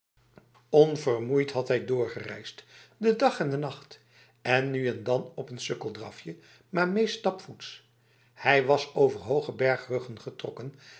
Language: Dutch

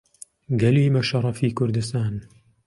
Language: Central Kurdish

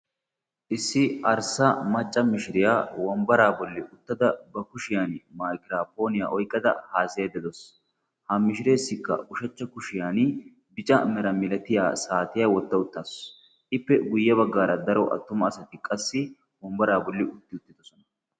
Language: Wolaytta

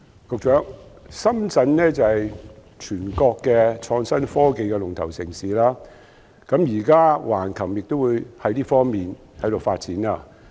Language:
Cantonese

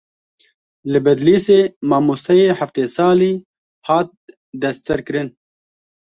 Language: Kurdish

